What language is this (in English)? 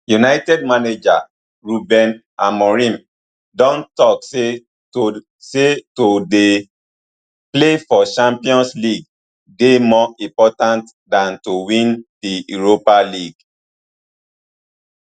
Nigerian Pidgin